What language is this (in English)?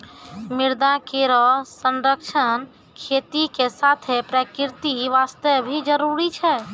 Maithili